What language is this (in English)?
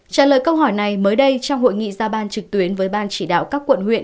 Vietnamese